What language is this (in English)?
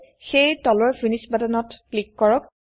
Assamese